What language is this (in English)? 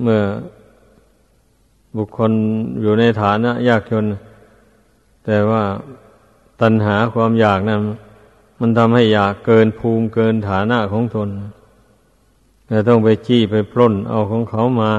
Thai